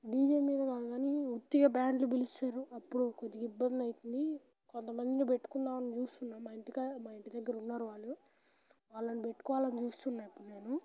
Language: Telugu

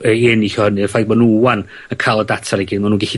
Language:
Welsh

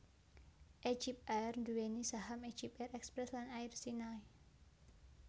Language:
Javanese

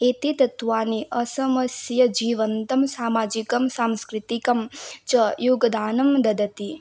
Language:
Sanskrit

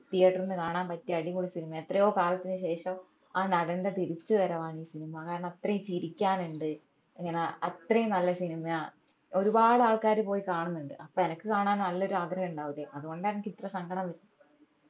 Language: Malayalam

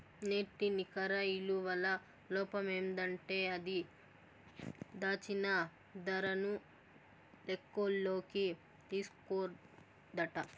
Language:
Telugu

